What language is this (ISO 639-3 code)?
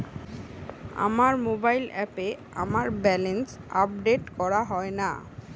ben